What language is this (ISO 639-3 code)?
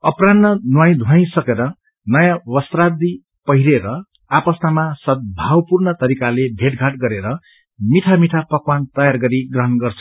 nep